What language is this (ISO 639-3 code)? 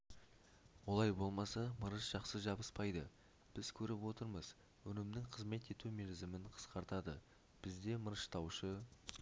kaz